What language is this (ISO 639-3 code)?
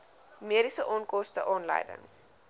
afr